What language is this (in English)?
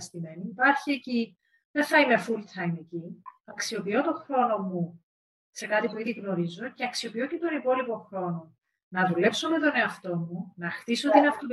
Greek